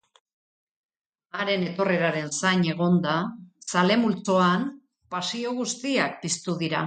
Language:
Basque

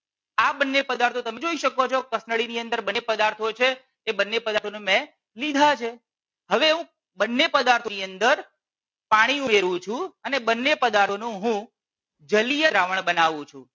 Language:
Gujarati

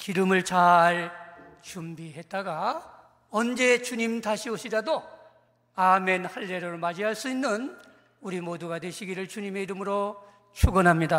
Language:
Korean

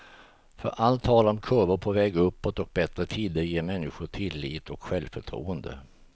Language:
Swedish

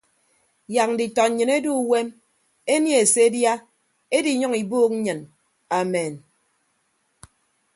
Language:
Ibibio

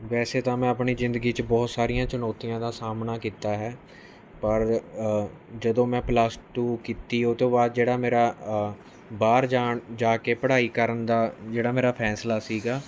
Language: Punjabi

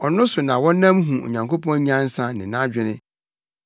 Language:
Akan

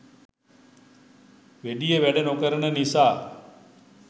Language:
Sinhala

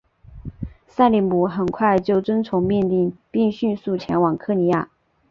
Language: Chinese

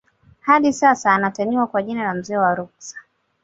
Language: Swahili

